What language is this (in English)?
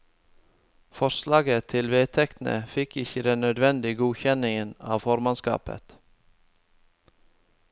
Norwegian